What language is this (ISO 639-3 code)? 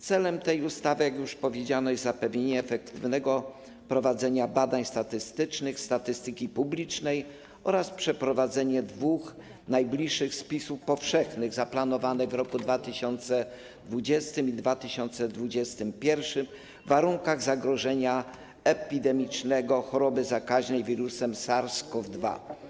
pol